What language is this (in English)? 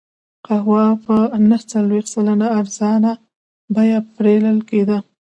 Pashto